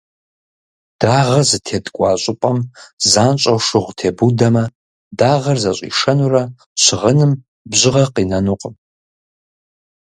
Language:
Kabardian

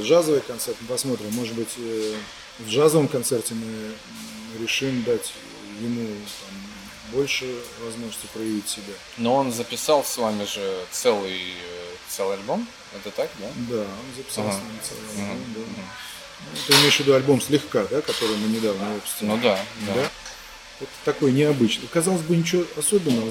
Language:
Russian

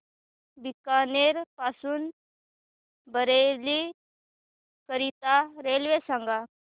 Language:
Marathi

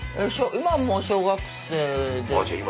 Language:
Japanese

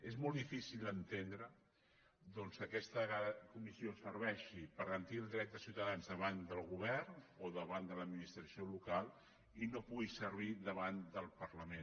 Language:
Catalan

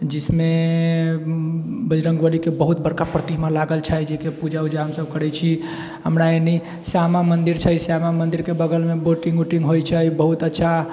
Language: Maithili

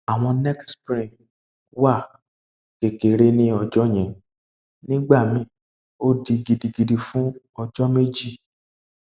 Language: Yoruba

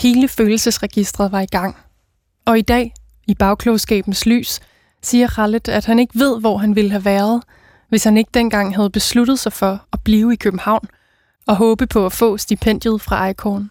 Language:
Danish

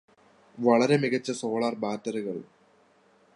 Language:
Malayalam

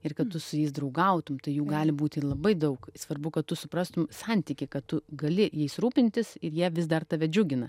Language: Lithuanian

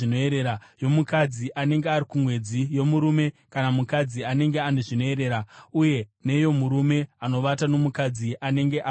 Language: Shona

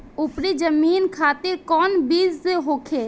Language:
Bhojpuri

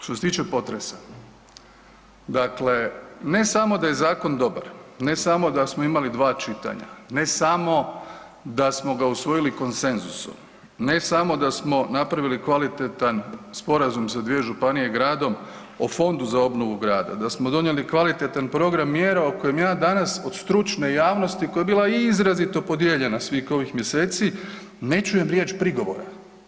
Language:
Croatian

